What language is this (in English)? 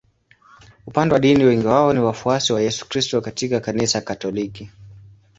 Swahili